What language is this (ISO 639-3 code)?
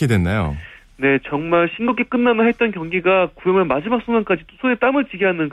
kor